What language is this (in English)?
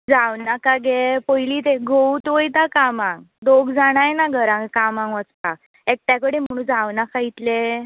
Konkani